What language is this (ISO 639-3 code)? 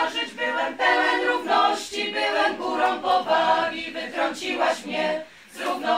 bul